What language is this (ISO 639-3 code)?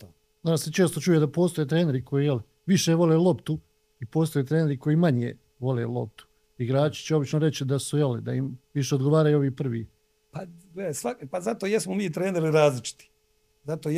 hrv